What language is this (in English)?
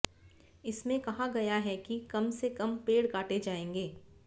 Hindi